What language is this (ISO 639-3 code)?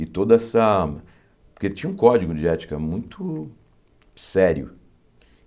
por